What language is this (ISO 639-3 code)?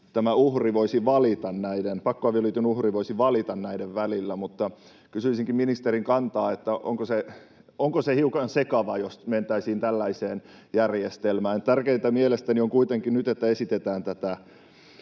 fin